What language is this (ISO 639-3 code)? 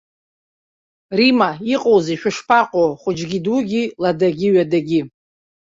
abk